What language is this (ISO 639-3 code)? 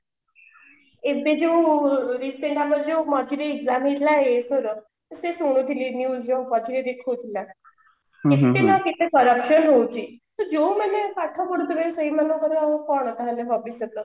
ori